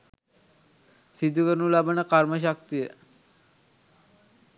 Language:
Sinhala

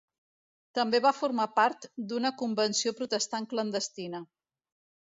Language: Catalan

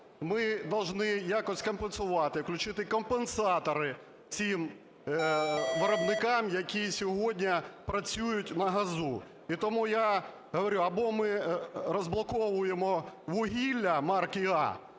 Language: Ukrainian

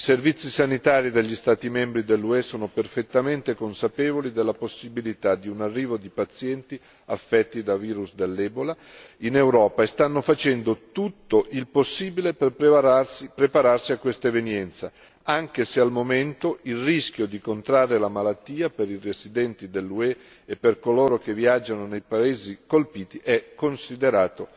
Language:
Italian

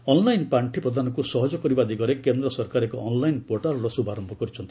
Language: Odia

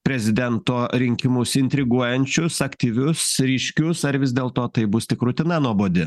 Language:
Lithuanian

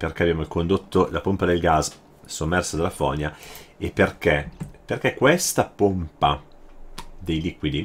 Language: Italian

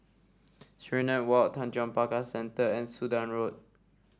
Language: English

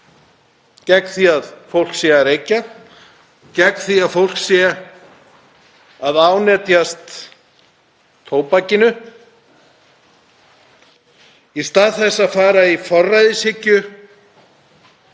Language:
Icelandic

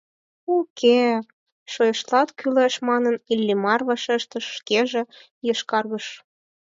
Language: Mari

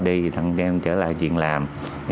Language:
Vietnamese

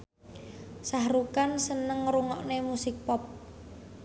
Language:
Javanese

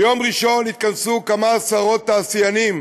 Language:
Hebrew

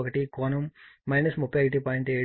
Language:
Telugu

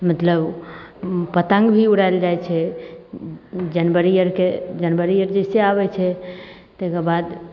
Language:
Maithili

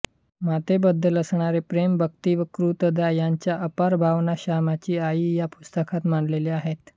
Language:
Marathi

